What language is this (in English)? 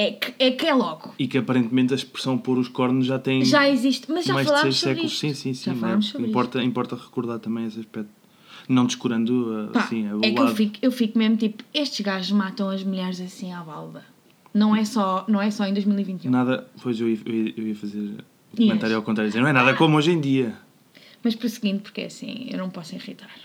Portuguese